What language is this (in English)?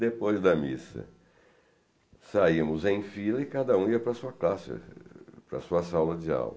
Portuguese